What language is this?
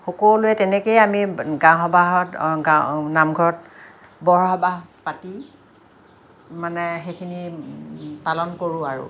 Assamese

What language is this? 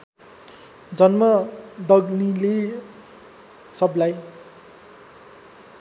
Nepali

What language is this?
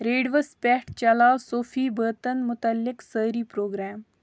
Kashmiri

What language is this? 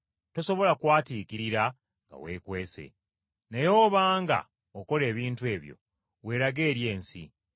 Ganda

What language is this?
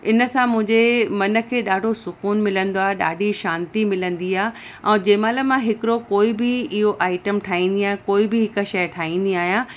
Sindhi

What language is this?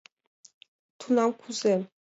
Mari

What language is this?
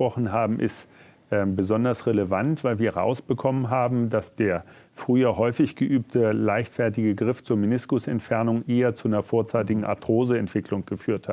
German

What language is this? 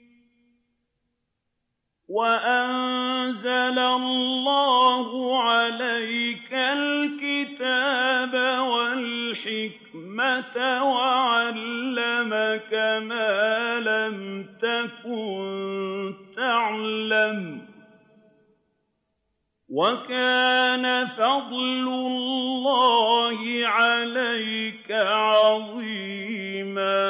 Arabic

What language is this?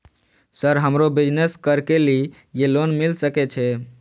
Maithili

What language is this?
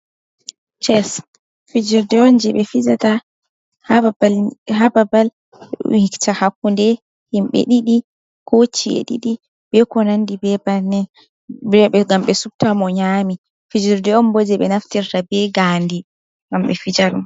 Fula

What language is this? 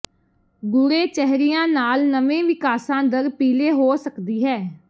Punjabi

